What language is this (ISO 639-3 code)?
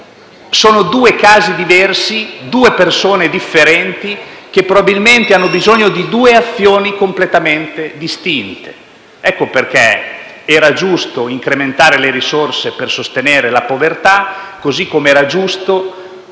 ita